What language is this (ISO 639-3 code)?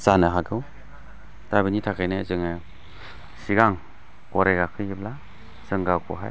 brx